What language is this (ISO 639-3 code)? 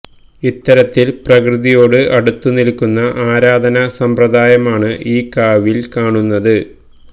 mal